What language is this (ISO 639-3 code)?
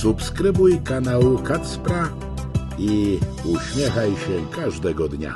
pol